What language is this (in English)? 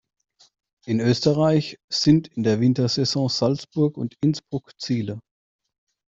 German